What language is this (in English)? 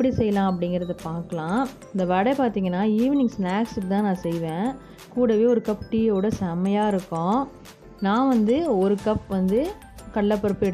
Hindi